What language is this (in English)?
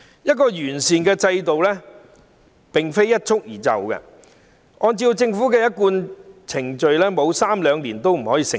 Cantonese